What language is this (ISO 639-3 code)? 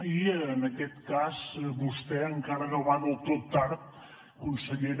cat